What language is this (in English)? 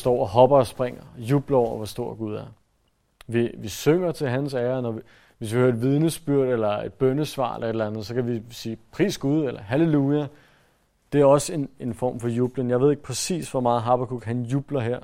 Danish